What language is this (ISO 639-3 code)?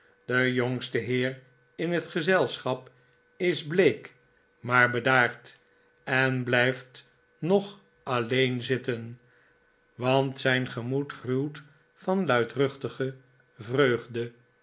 nld